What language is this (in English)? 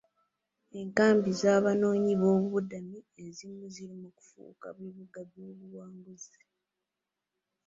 Ganda